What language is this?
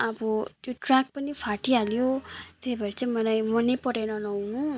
Nepali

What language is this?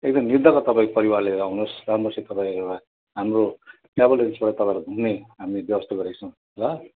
Nepali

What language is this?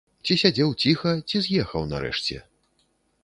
Belarusian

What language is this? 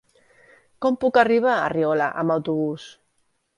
Catalan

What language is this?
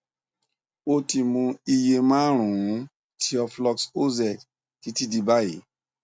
Yoruba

